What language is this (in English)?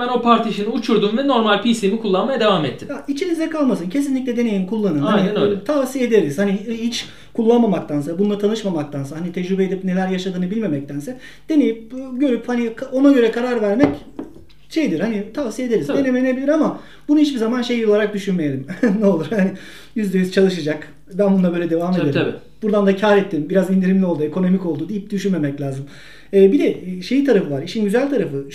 Turkish